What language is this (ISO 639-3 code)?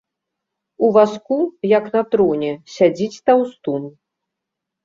bel